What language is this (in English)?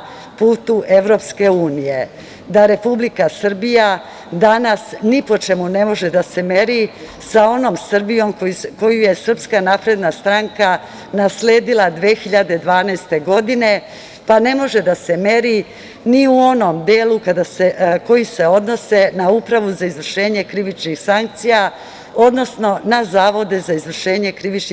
Serbian